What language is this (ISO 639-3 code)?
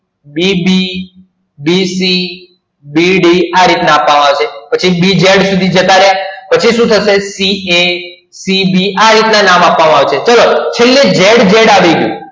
guj